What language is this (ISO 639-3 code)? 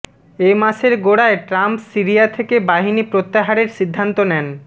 ben